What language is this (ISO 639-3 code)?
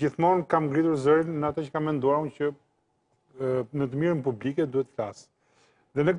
ron